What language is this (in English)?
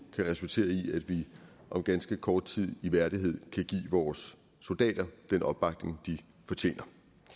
Danish